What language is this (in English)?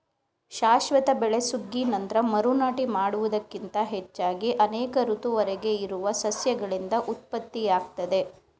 Kannada